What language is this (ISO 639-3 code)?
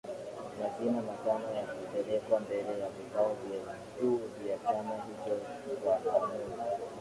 swa